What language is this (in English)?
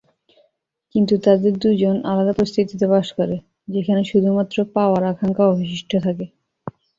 Bangla